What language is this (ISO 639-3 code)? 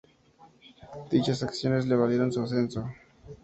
spa